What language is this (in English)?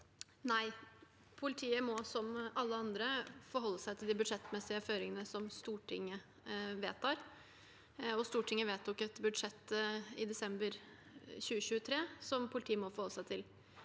Norwegian